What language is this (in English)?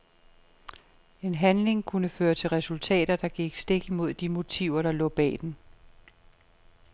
Danish